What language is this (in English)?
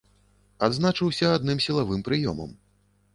Belarusian